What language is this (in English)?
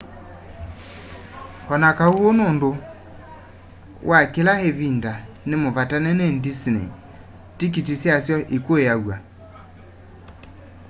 Kamba